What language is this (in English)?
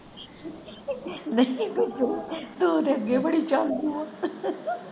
Punjabi